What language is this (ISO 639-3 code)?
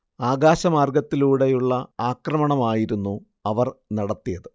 mal